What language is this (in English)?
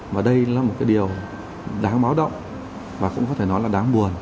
Vietnamese